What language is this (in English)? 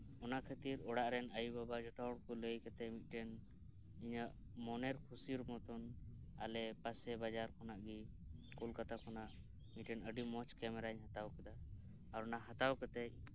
Santali